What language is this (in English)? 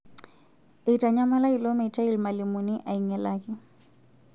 Masai